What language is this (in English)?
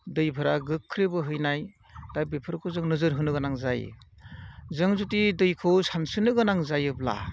Bodo